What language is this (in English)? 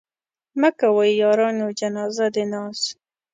Pashto